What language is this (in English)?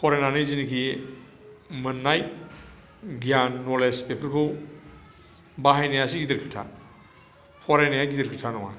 Bodo